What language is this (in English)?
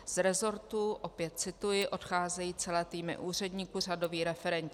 Czech